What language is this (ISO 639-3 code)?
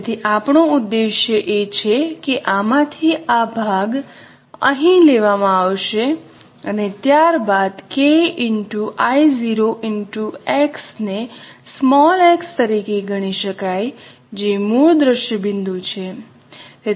guj